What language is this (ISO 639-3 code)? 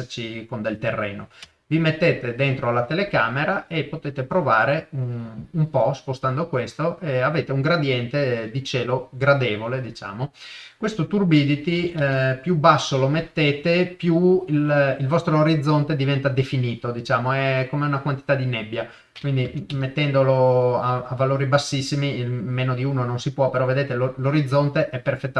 ita